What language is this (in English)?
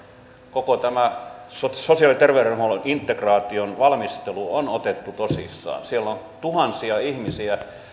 Finnish